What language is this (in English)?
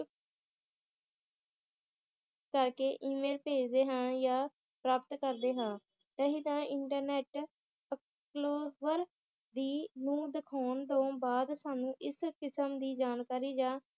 Punjabi